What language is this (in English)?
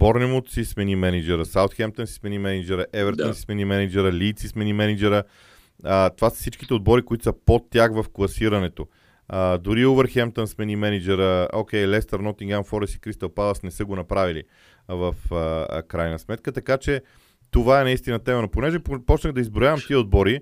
Bulgarian